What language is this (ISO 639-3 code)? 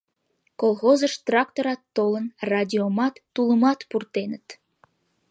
chm